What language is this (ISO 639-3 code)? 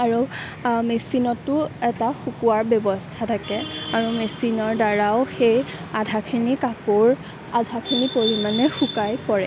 asm